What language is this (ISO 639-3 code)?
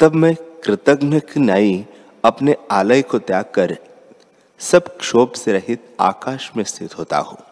hin